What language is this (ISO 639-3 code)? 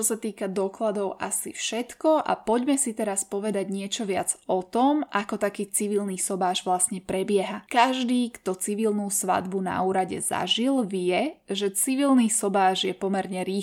slk